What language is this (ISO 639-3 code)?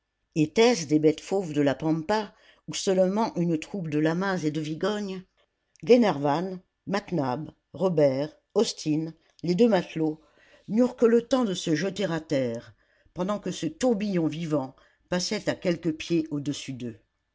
fra